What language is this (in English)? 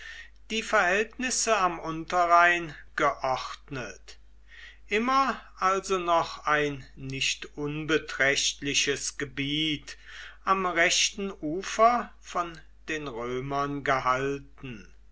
German